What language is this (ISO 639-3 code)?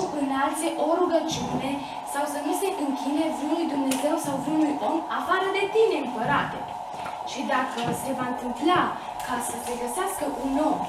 ron